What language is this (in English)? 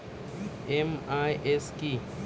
Bangla